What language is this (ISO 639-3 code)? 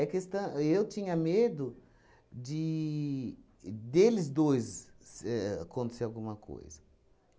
por